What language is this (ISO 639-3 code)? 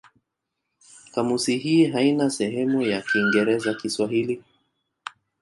swa